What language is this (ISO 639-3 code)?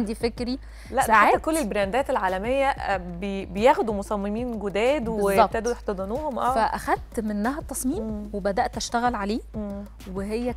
ara